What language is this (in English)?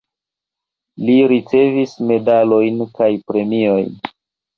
Esperanto